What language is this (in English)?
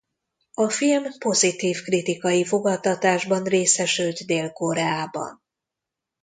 Hungarian